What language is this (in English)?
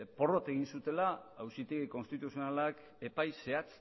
Basque